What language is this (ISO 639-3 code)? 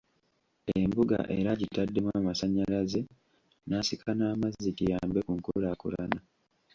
lug